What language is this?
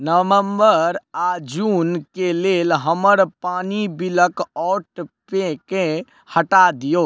Maithili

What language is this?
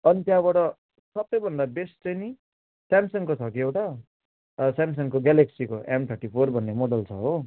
Nepali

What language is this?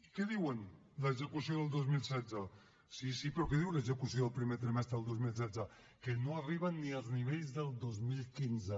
Catalan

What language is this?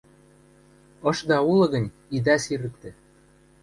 Western Mari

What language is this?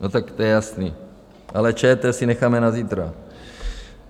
Czech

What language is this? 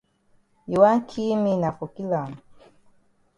Cameroon Pidgin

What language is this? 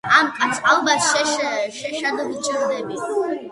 Georgian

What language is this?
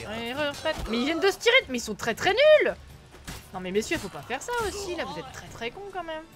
French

